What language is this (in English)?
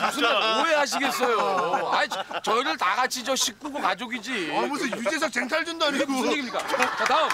Korean